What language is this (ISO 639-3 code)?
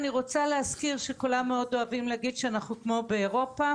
heb